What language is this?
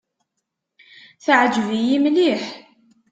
Kabyle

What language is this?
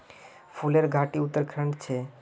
Magahi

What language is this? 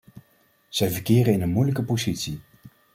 Dutch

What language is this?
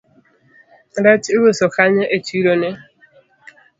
Luo (Kenya and Tanzania)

